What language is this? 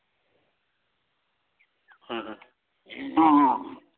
Santali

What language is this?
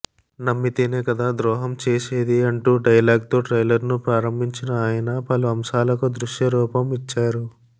Telugu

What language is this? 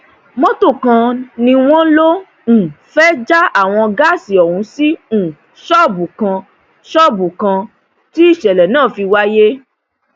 Yoruba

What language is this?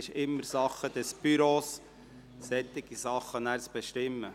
Swiss German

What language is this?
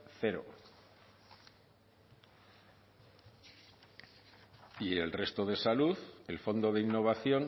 Spanish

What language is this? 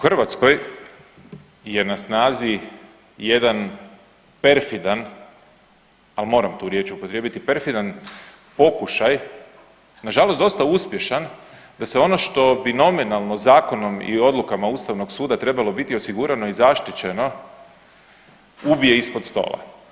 Croatian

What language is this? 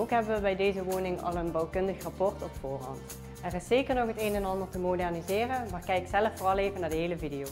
Dutch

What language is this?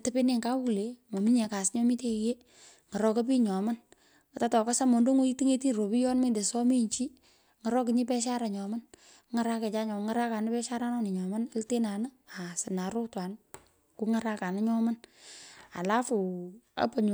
Pökoot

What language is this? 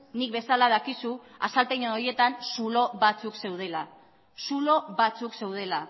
Basque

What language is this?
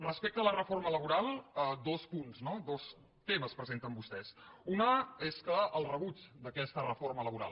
Catalan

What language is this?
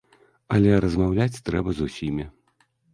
Belarusian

